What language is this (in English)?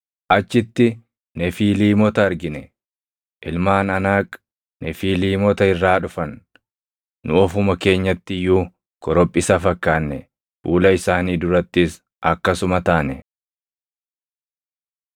Oromo